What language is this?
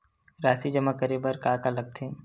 Chhattisgarhi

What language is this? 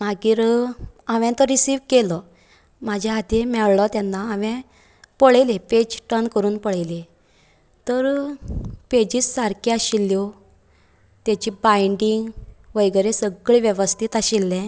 Konkani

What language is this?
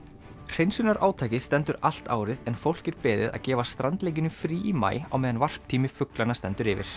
Icelandic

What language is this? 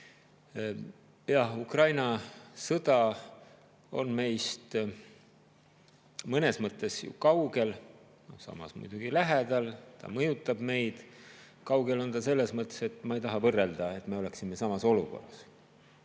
Estonian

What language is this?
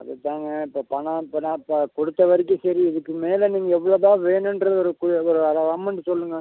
Tamil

